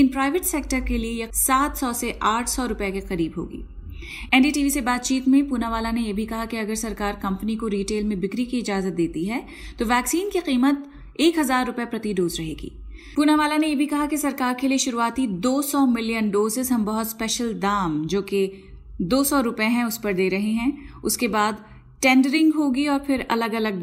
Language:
Hindi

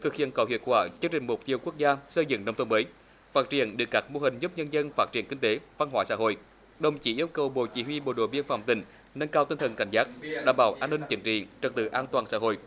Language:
Vietnamese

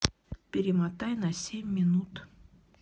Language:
Russian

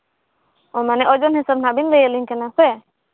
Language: Santali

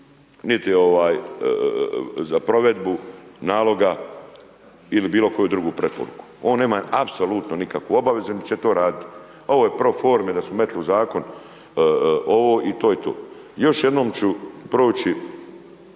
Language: Croatian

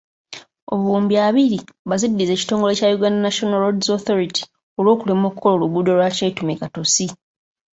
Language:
Ganda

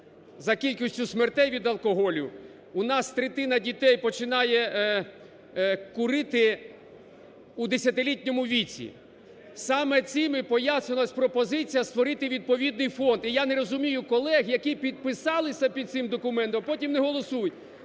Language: Ukrainian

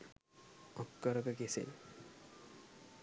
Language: Sinhala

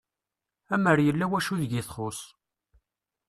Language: Kabyle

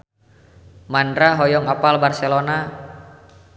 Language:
Sundanese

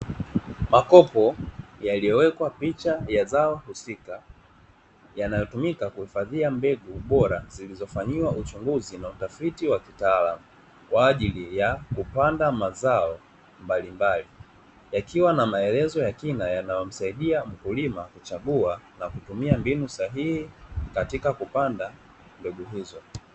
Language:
Swahili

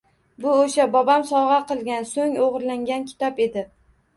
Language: Uzbek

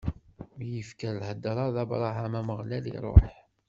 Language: Kabyle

